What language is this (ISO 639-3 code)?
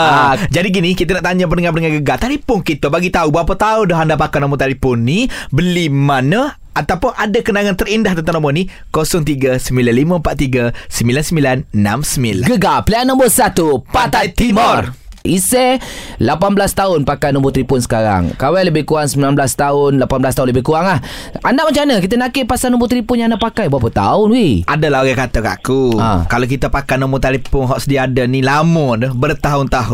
msa